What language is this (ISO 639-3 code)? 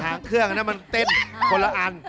tha